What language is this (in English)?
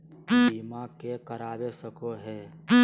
Magahi